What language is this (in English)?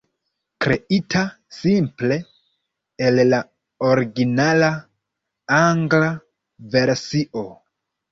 Esperanto